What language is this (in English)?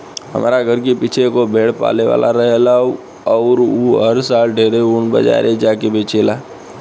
Bhojpuri